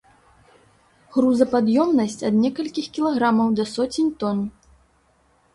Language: Belarusian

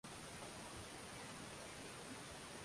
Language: Swahili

